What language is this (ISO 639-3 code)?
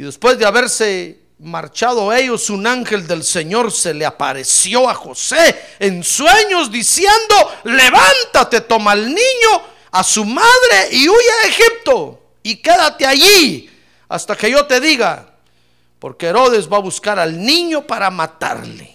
spa